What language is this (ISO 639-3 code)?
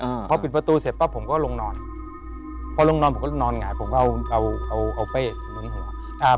tha